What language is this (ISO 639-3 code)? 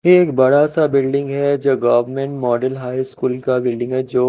hin